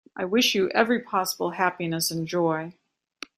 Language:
English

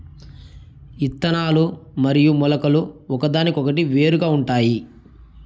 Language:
Telugu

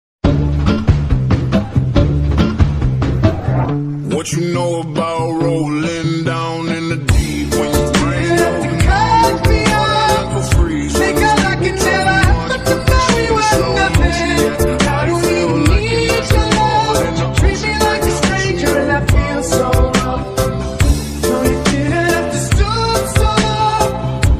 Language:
English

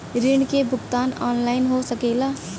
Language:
Bhojpuri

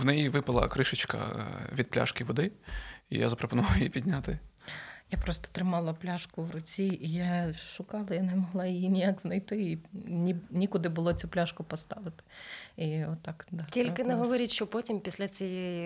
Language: Ukrainian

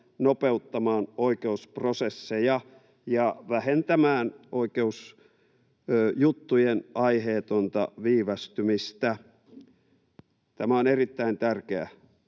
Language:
Finnish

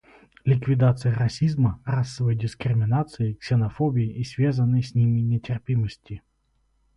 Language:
Russian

